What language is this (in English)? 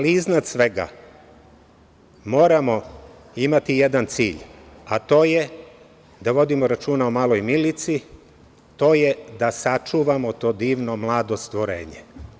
Serbian